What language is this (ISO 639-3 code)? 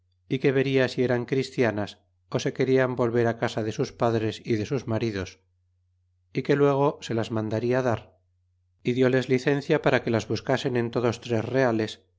spa